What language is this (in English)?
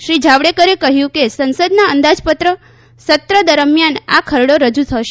Gujarati